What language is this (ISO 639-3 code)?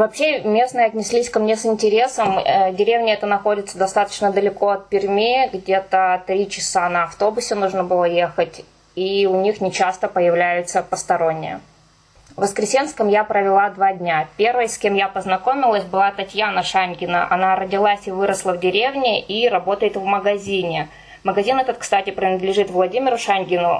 rus